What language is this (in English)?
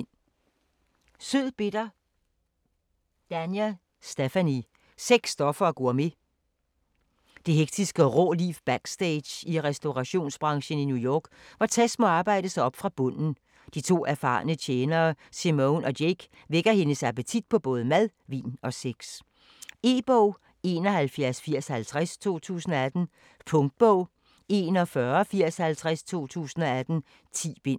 Danish